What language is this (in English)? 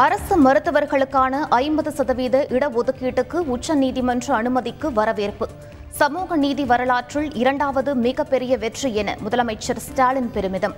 Tamil